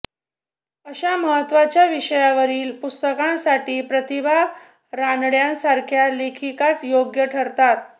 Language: Marathi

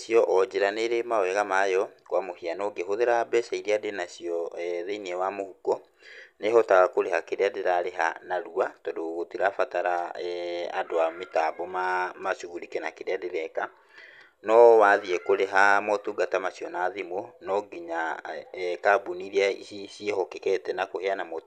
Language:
Kikuyu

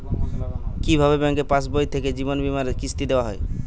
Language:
Bangla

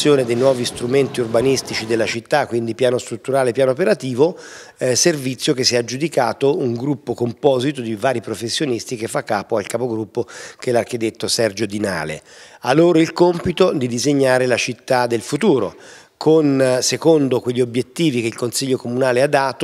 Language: Italian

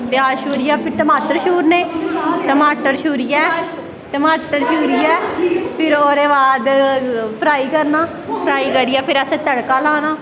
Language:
Dogri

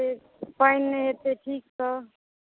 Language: Maithili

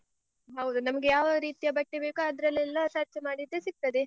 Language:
Kannada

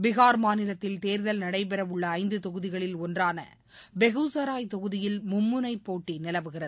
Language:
Tamil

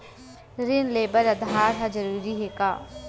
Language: Chhattisgarhi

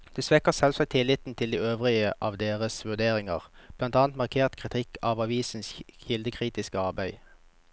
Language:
Norwegian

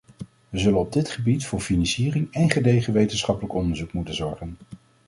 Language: Dutch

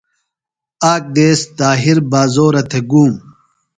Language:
Phalura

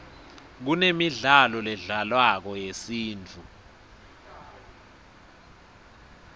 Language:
Swati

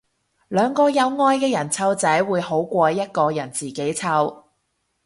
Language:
Cantonese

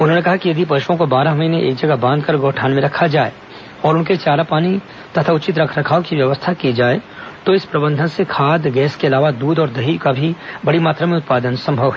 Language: Hindi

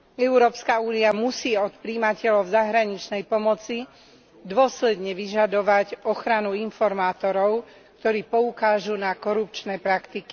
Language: Slovak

